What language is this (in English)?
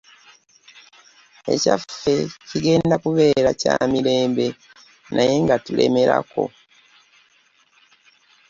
Ganda